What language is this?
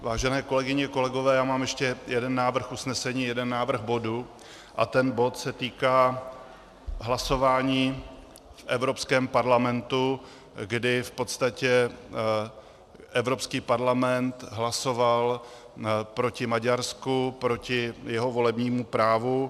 Czech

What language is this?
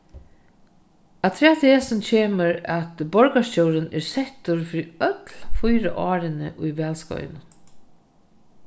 Faroese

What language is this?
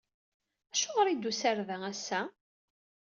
Kabyle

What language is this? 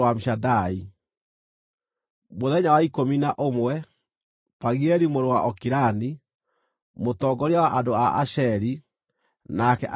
Kikuyu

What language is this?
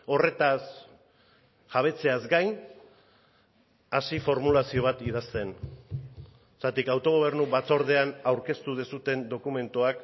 Basque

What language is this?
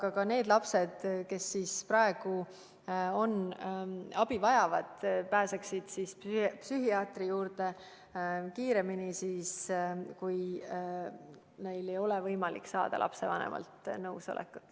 Estonian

